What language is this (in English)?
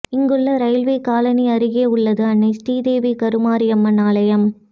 Tamil